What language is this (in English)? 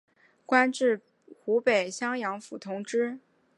Chinese